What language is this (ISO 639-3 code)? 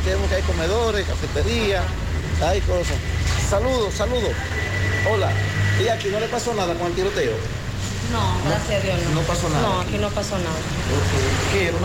spa